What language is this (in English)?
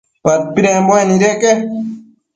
Matsés